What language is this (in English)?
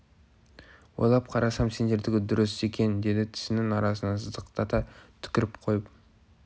Kazakh